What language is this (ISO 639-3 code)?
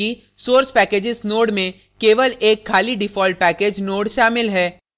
hin